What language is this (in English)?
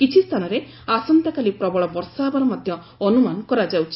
Odia